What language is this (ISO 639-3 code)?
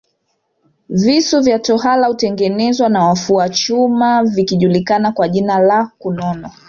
swa